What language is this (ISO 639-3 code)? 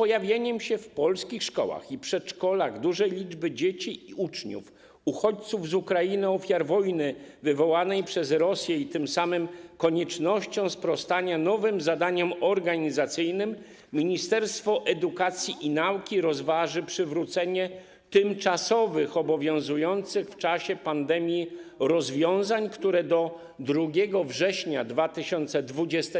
pol